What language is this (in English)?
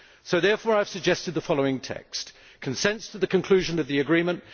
English